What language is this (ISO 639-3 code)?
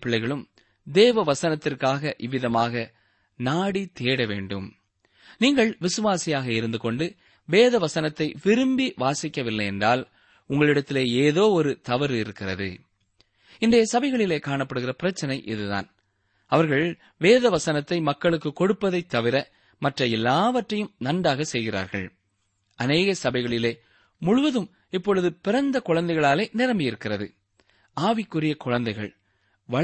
tam